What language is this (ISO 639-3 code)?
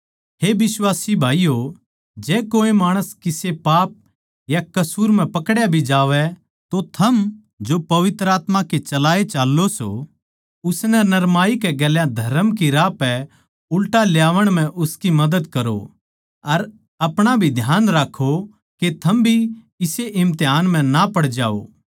bgc